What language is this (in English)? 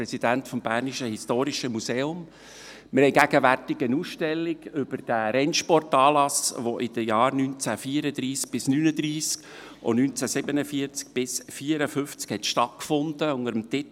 Swiss German